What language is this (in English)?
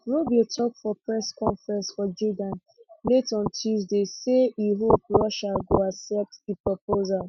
Nigerian Pidgin